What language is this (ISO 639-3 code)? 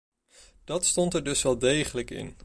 nld